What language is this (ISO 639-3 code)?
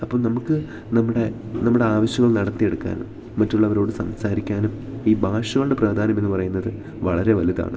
mal